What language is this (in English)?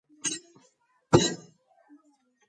Georgian